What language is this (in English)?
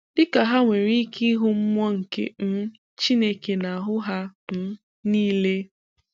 Igbo